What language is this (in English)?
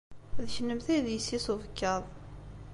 Kabyle